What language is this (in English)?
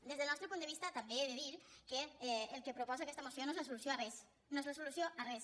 Catalan